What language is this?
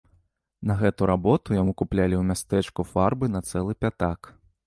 Belarusian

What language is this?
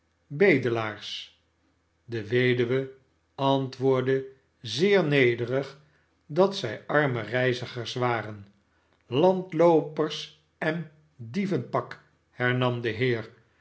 Dutch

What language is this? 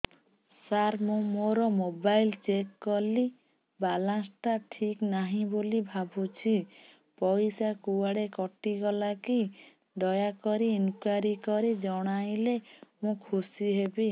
Odia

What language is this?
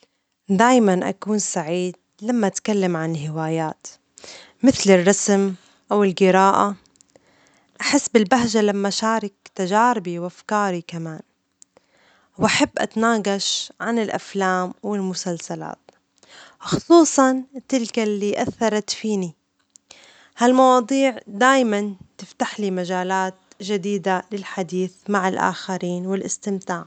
Omani Arabic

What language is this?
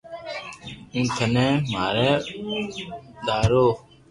Loarki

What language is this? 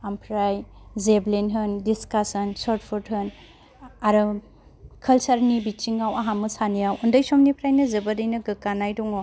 Bodo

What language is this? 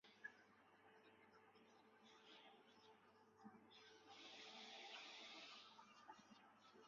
Chinese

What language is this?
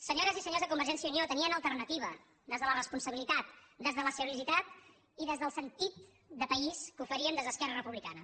Catalan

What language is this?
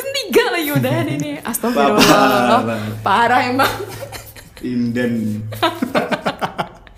Indonesian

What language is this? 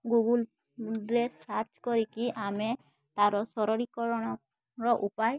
Odia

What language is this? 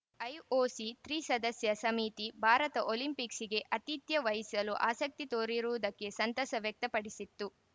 Kannada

